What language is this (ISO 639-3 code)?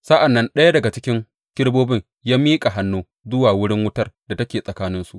hau